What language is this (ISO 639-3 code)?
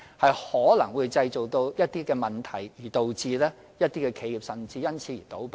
yue